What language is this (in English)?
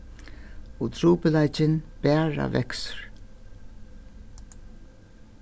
Faroese